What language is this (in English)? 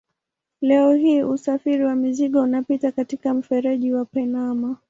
Swahili